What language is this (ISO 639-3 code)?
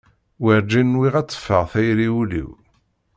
kab